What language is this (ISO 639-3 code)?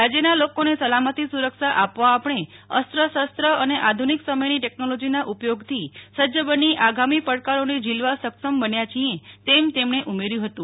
guj